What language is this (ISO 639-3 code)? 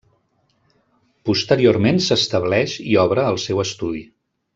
cat